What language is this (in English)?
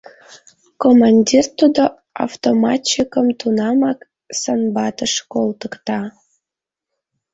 Mari